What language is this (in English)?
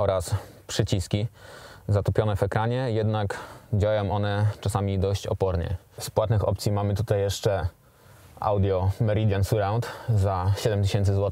Polish